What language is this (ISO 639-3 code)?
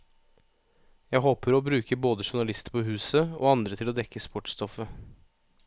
nor